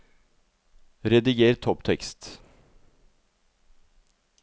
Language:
Norwegian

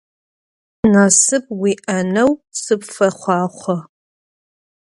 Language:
Adyghe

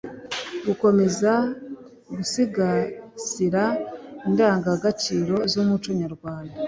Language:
Kinyarwanda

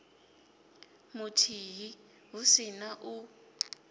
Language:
Venda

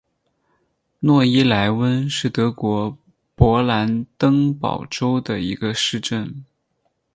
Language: Chinese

